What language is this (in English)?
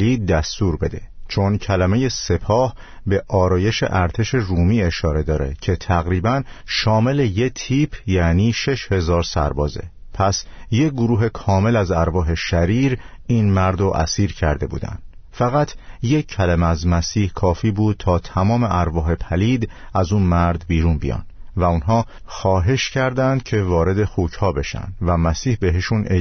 Persian